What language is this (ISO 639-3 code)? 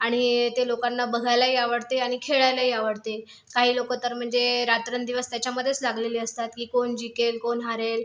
mar